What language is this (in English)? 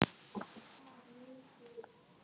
Icelandic